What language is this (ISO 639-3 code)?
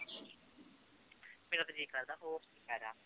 pan